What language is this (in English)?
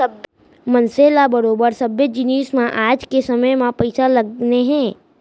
Chhattisgarhi